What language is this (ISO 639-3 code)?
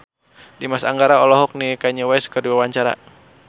sun